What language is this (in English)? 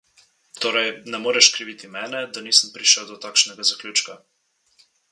Slovenian